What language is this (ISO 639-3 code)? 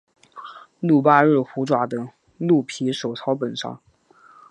zho